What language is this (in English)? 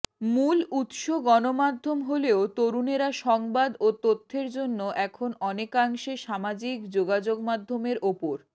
Bangla